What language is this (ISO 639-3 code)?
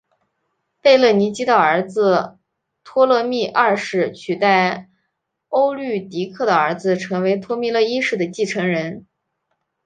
zho